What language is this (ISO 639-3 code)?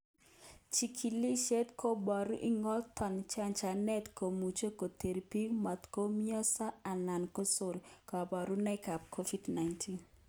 kln